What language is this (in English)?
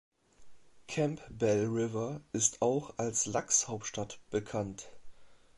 German